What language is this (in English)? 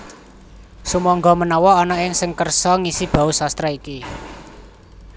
Javanese